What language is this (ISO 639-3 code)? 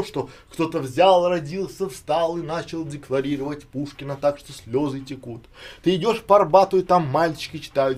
rus